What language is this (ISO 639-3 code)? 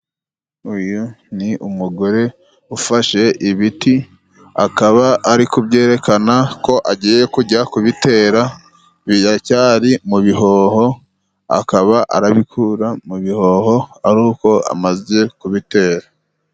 kin